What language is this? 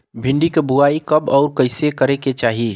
Bhojpuri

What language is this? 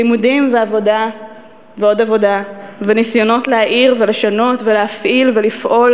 Hebrew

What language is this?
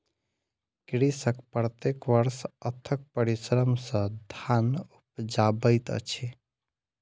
Maithili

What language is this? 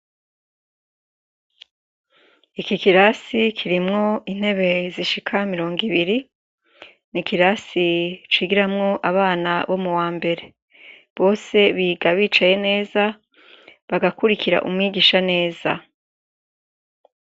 Rundi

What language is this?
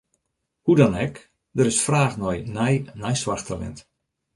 Western Frisian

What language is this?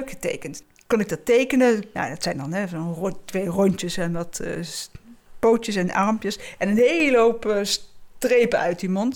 Dutch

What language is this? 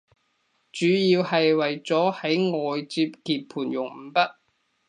Cantonese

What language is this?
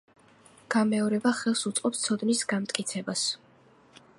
Georgian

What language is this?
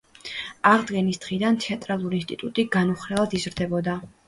Georgian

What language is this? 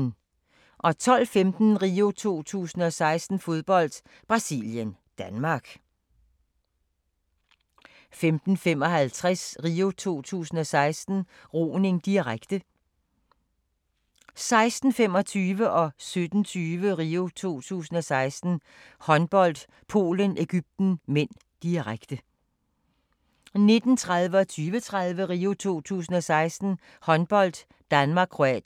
Danish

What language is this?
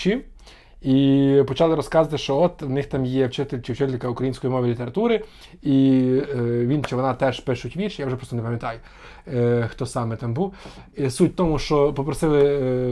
Ukrainian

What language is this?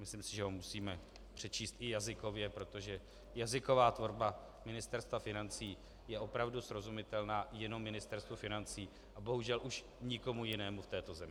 Czech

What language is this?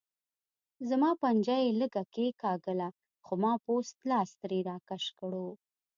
Pashto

